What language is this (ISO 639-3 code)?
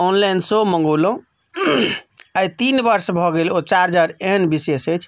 mai